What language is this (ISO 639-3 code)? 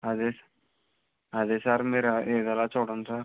tel